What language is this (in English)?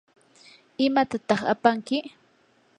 Yanahuanca Pasco Quechua